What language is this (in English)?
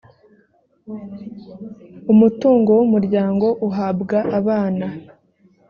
Kinyarwanda